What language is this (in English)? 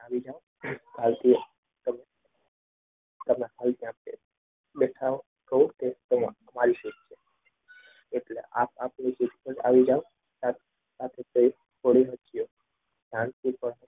Gujarati